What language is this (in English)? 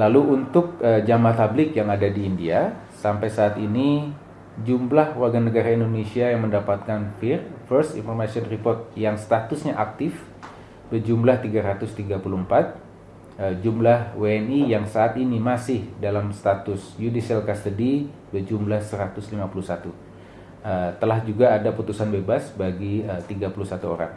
Indonesian